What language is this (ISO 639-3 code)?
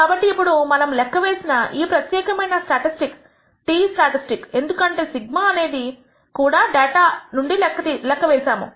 tel